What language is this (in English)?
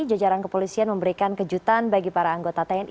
Indonesian